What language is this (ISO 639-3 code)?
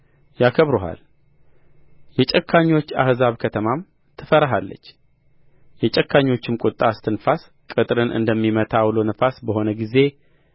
amh